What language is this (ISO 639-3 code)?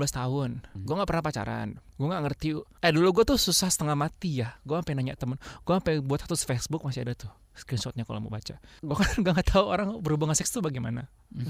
ind